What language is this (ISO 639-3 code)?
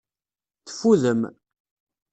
kab